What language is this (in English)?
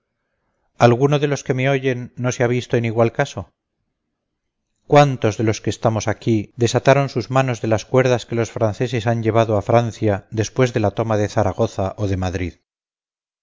Spanish